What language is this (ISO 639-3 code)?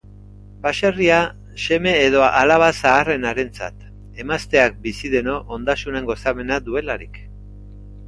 eus